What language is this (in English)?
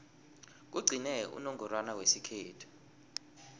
South Ndebele